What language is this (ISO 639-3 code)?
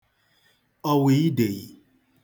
ibo